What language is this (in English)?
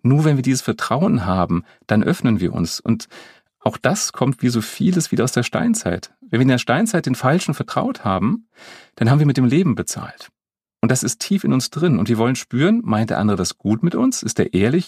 German